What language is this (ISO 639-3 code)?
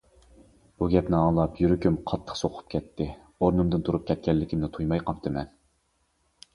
uig